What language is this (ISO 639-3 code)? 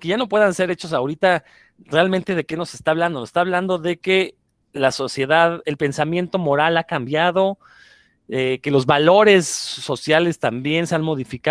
spa